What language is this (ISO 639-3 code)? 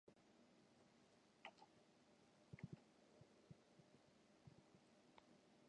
jpn